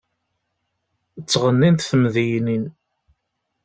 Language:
Kabyle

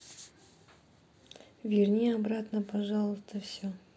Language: Russian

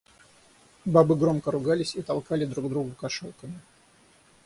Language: Russian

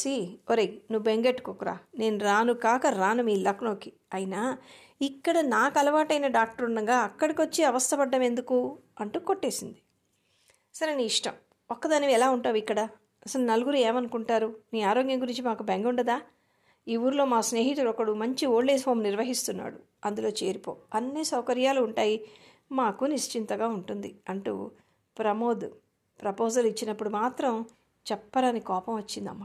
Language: Telugu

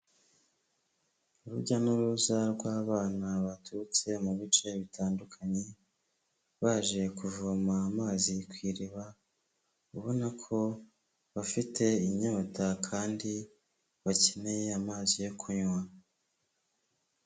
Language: Kinyarwanda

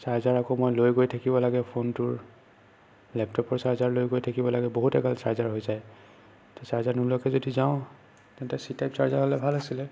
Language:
Assamese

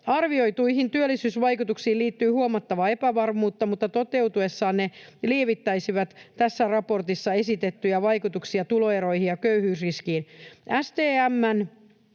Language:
Finnish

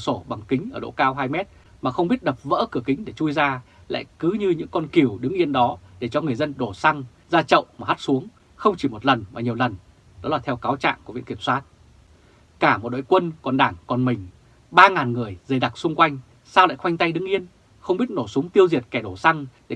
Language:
Vietnamese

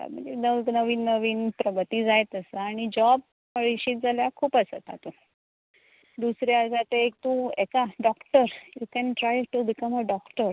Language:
Konkani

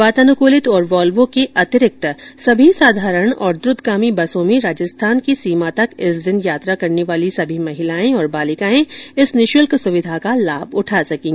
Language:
Hindi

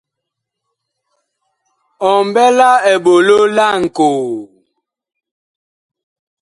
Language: Bakoko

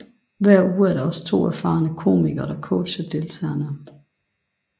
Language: Danish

